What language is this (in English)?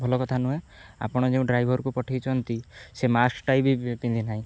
Odia